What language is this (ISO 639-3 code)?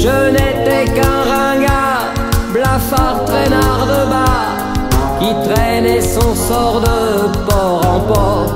fra